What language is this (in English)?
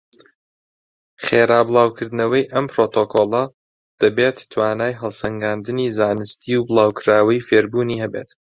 Central Kurdish